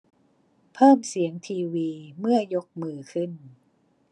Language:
Thai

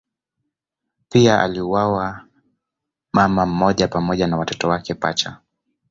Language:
Swahili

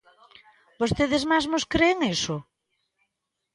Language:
Galician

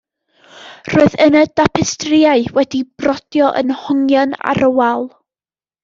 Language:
Welsh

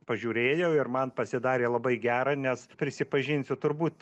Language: Lithuanian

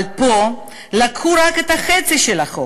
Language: Hebrew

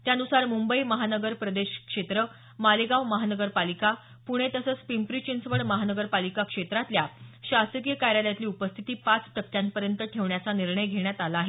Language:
Marathi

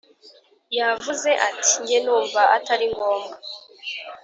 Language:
Kinyarwanda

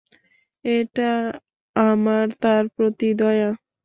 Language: Bangla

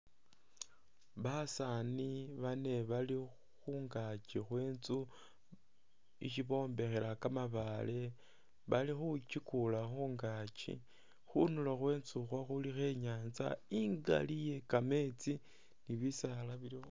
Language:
Masaaba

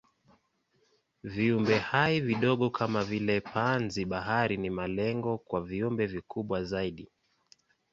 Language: Swahili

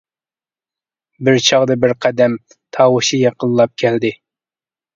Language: Uyghur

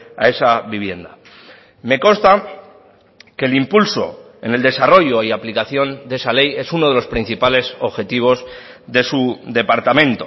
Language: Spanish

